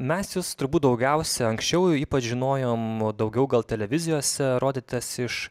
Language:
Lithuanian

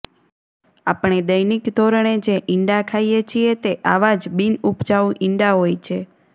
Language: Gujarati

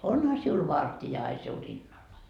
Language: Finnish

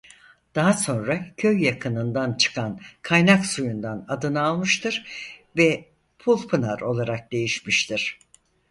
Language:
Turkish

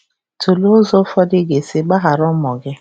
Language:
Igbo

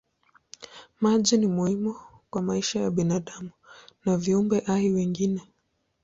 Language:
Swahili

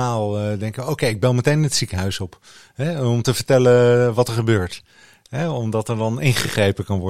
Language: Dutch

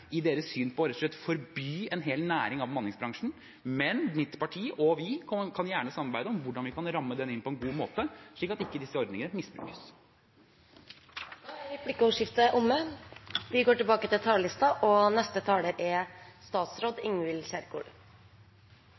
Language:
Norwegian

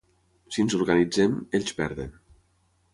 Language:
Catalan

